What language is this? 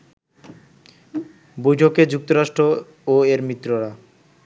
Bangla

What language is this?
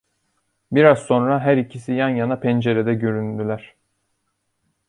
Turkish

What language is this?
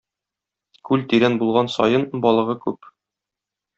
Tatar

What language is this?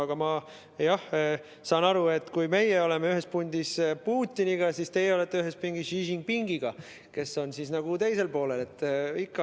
Estonian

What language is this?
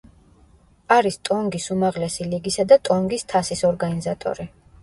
Georgian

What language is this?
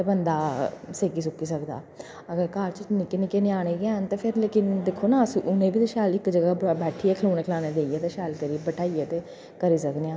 Dogri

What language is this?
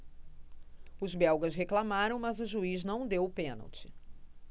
Portuguese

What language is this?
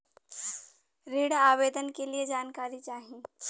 Bhojpuri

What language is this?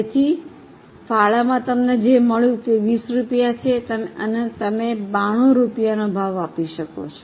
Gujarati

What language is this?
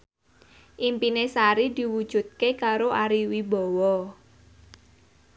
Javanese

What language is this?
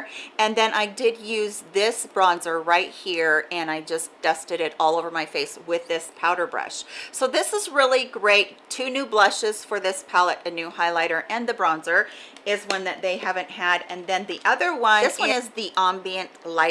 English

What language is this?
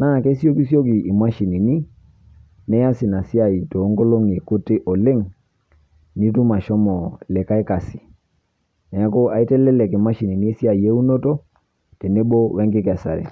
Masai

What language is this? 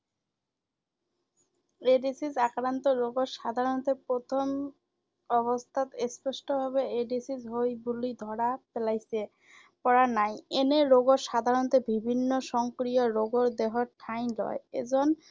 Assamese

